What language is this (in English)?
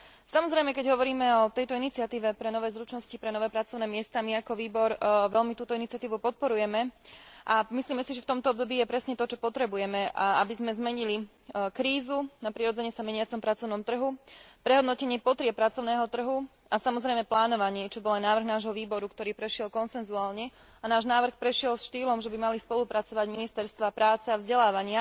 Slovak